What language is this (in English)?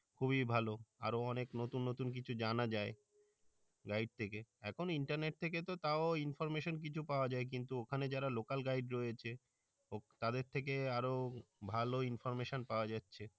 Bangla